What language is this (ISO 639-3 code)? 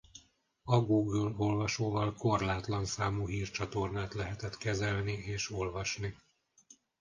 hun